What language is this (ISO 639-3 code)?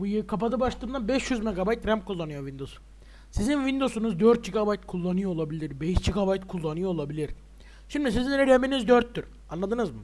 tur